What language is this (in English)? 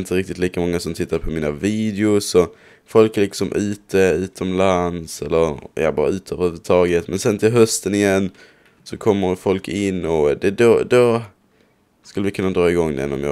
Swedish